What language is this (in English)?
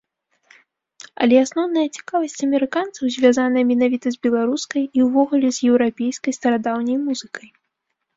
Belarusian